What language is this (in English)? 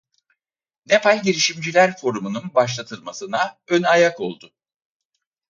Turkish